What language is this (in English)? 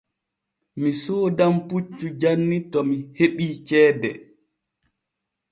Borgu Fulfulde